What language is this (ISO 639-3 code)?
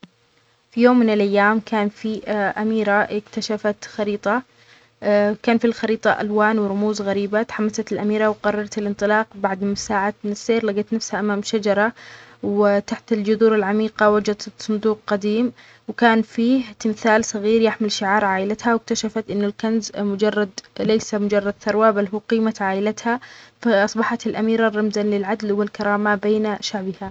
acx